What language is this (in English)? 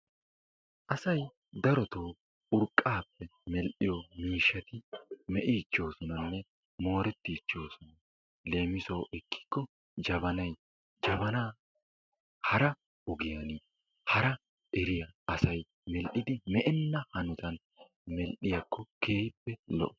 Wolaytta